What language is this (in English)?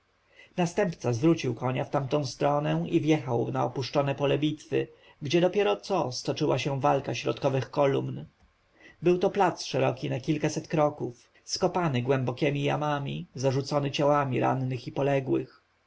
Polish